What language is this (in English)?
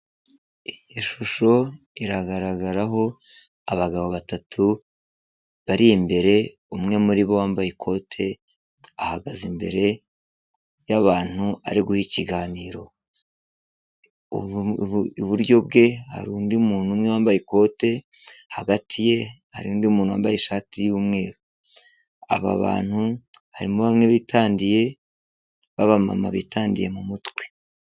Kinyarwanda